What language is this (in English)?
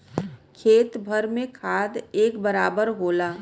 Bhojpuri